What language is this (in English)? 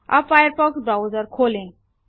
Hindi